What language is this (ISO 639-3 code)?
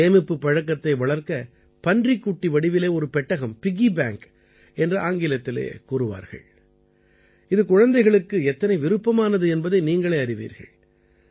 tam